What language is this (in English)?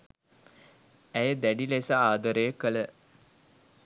Sinhala